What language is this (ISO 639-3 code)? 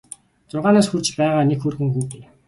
mon